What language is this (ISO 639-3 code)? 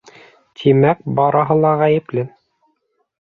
bak